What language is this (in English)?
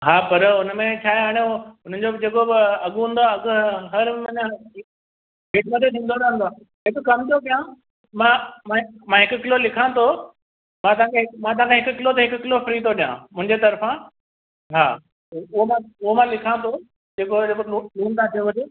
Sindhi